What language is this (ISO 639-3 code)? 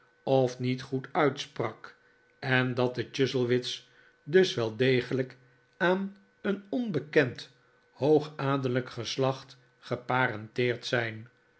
nld